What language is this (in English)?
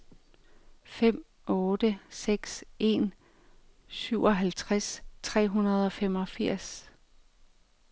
Danish